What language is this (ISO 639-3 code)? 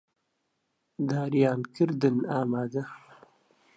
ckb